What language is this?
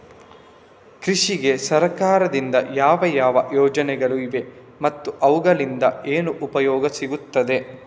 Kannada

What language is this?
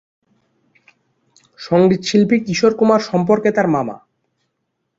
Bangla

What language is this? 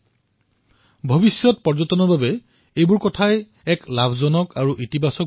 Assamese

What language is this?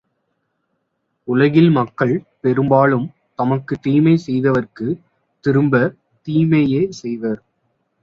Tamil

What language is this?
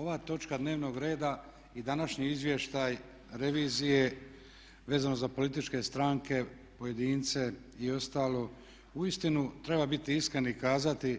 Croatian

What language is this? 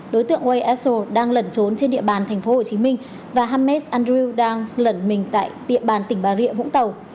Vietnamese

